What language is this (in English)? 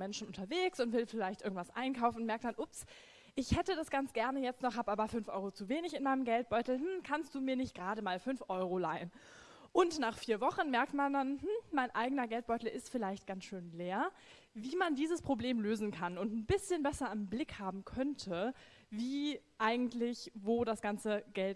German